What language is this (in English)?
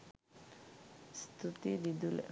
Sinhala